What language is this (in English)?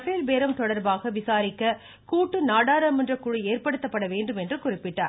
Tamil